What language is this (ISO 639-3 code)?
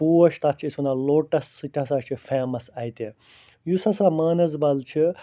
kas